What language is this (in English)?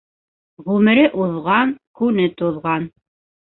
Bashkir